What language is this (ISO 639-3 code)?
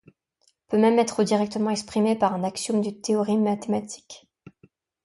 fra